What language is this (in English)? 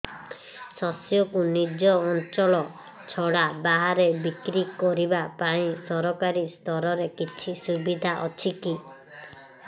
Odia